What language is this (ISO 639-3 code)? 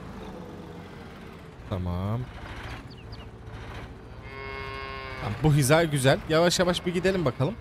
tur